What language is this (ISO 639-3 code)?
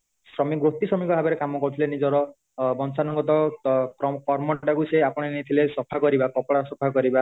ori